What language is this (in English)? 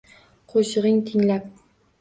Uzbek